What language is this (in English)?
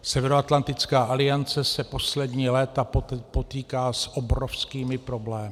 Czech